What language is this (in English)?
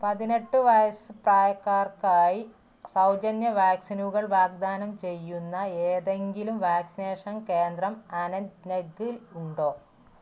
Malayalam